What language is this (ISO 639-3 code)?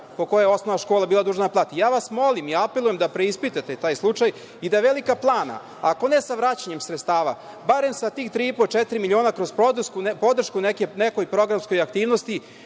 srp